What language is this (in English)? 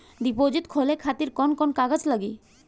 Bhojpuri